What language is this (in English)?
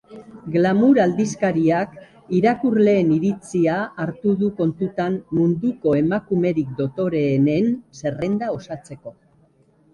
Basque